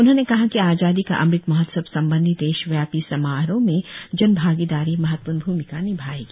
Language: Hindi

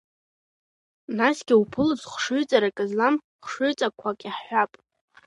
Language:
Abkhazian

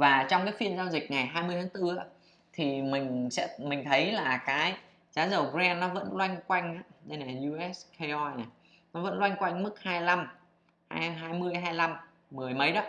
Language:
Vietnamese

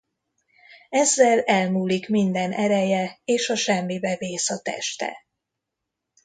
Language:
Hungarian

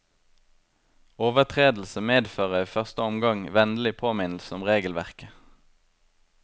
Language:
Norwegian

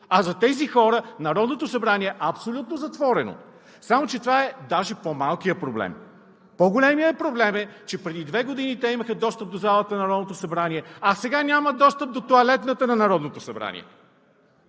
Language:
Bulgarian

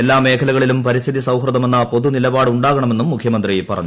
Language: Malayalam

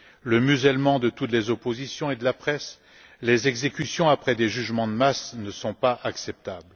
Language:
French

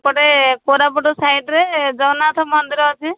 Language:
Odia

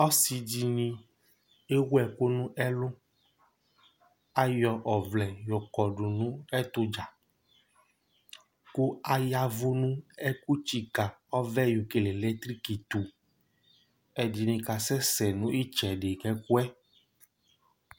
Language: Ikposo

